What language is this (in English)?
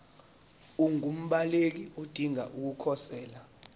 Zulu